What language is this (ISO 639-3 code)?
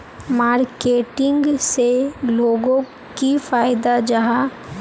mag